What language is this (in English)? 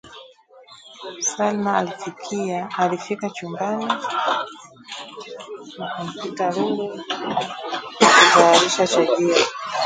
Swahili